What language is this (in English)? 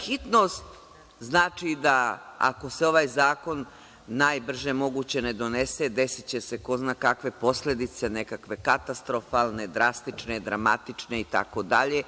Serbian